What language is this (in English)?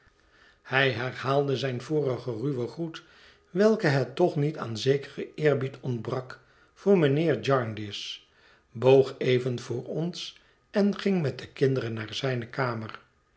Dutch